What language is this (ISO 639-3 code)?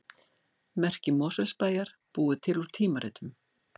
isl